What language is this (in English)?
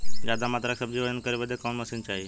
Bhojpuri